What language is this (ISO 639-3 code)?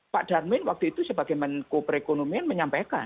ind